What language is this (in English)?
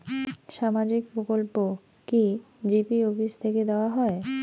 Bangla